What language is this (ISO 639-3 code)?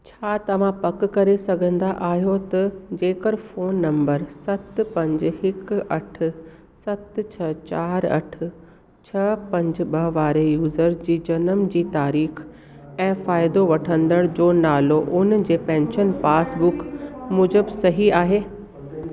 snd